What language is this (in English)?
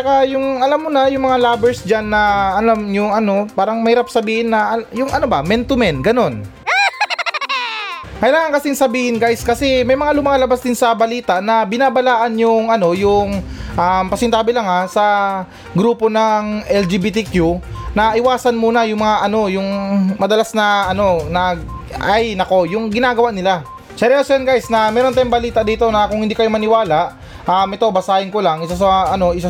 Filipino